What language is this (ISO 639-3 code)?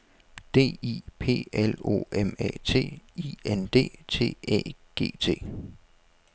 dan